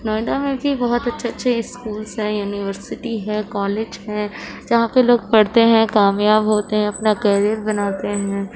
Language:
Urdu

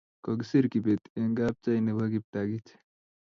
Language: Kalenjin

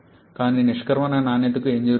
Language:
Telugu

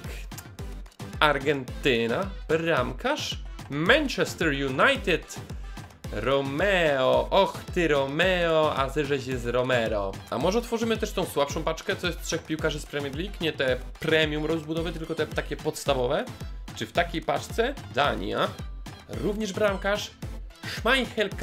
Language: Polish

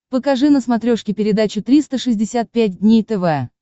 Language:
Russian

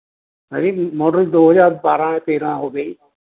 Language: Punjabi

